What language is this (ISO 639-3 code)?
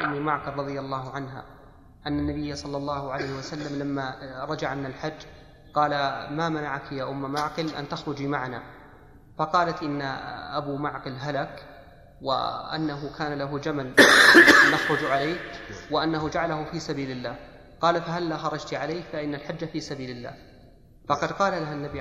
ara